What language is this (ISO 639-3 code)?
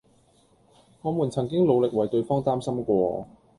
yue